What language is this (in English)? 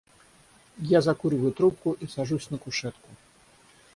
Russian